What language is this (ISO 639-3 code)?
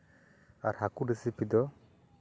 sat